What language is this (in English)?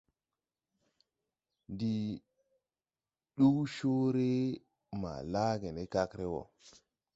Tupuri